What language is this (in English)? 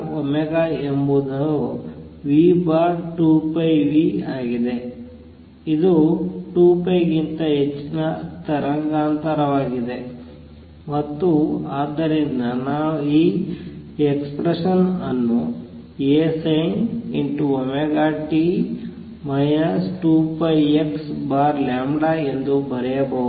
Kannada